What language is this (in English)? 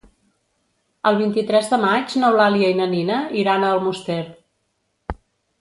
Catalan